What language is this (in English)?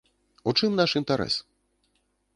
Belarusian